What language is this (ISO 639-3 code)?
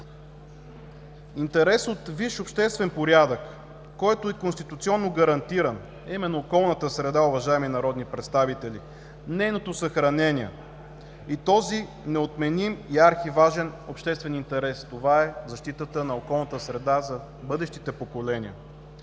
bul